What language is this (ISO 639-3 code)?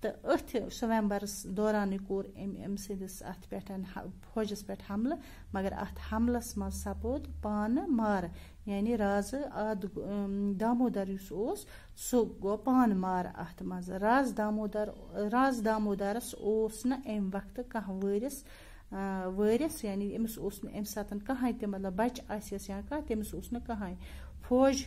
tur